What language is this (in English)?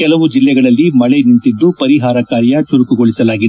Kannada